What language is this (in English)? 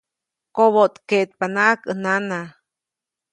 Copainalá Zoque